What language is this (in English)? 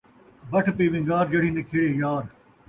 Saraiki